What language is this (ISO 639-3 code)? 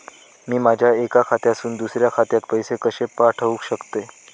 mar